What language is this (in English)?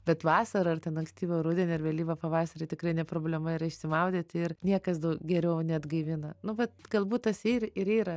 Lithuanian